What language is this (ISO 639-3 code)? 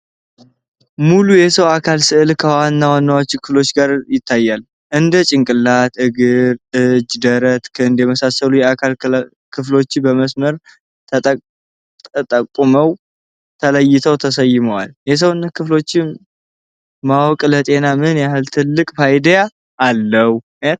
amh